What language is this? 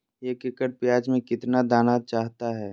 Magahi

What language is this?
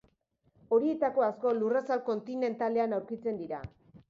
Basque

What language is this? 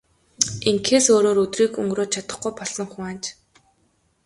Mongolian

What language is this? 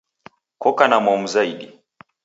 Taita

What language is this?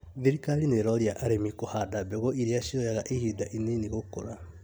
Kikuyu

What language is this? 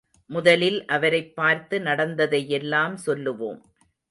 Tamil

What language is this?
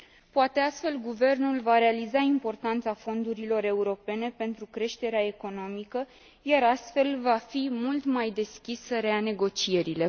Romanian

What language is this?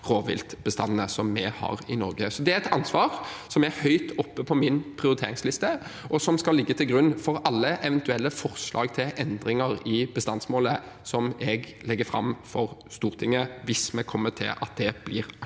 Norwegian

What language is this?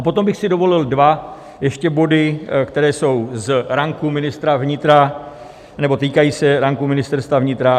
Czech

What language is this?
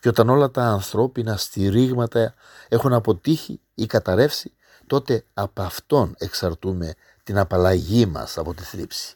Greek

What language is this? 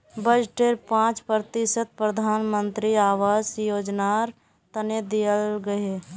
Magahi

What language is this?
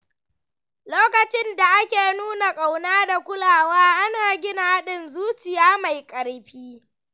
Hausa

